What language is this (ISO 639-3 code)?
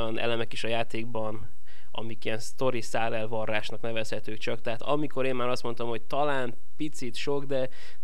hun